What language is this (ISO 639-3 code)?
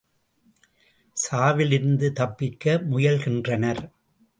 tam